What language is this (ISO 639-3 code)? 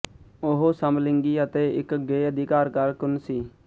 pan